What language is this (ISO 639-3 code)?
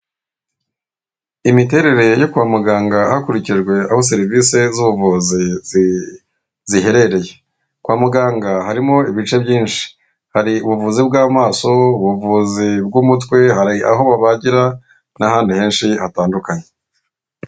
kin